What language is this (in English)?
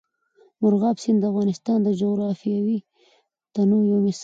Pashto